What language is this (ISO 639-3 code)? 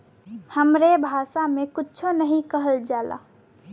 bho